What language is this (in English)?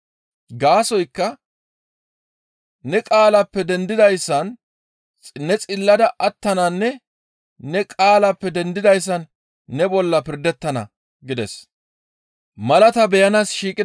Gamo